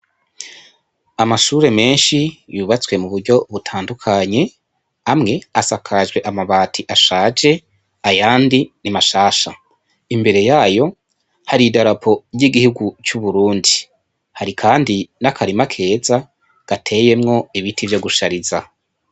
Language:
Rundi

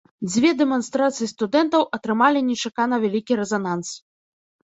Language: Belarusian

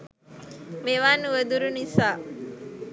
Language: Sinhala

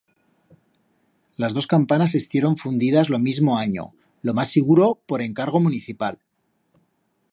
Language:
Aragonese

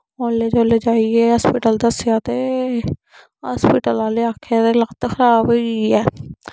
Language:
Dogri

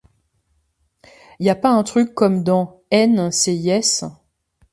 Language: French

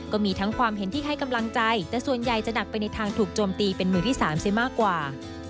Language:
Thai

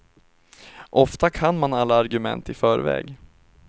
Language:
Swedish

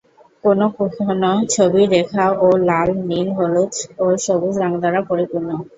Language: Bangla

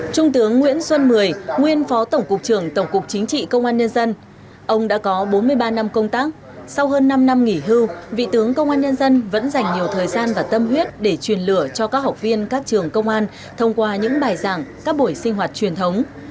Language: Vietnamese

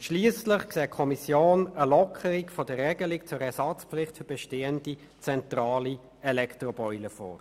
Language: Swiss German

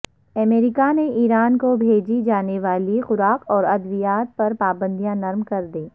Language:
Urdu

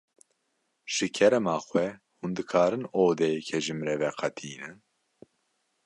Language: Kurdish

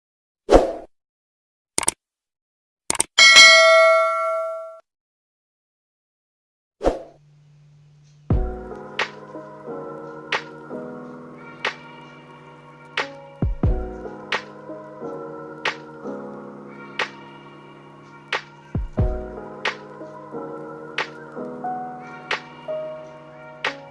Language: Indonesian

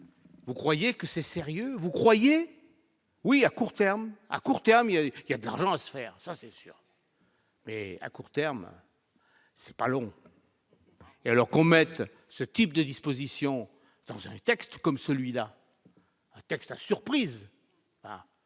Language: French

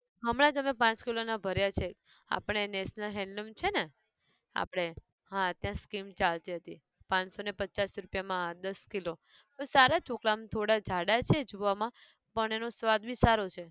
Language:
Gujarati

